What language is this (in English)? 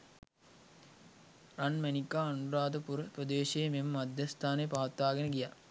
Sinhala